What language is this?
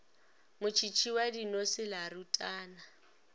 Northern Sotho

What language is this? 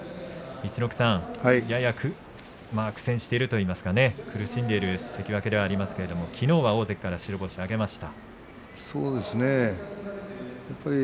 Japanese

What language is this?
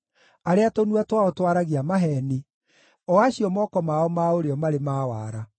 Kikuyu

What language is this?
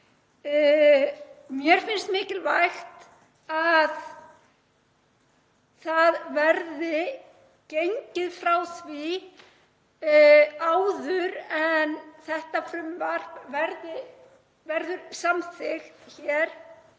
Icelandic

